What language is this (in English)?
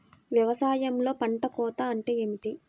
Telugu